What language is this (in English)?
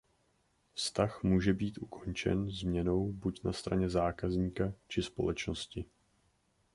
Czech